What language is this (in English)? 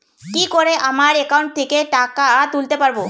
Bangla